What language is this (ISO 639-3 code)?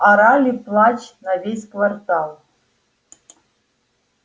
rus